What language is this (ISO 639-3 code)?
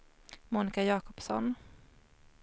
swe